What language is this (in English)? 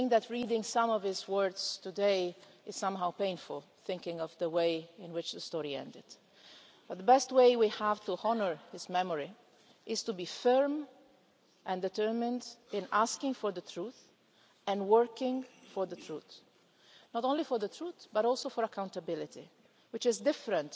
English